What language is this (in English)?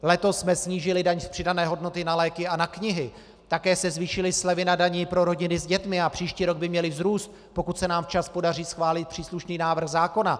Czech